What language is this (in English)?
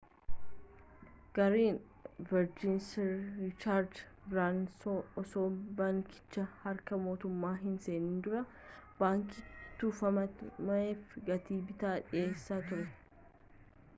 Oromo